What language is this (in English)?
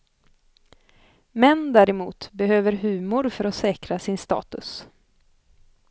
Swedish